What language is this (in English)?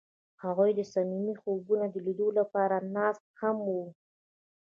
Pashto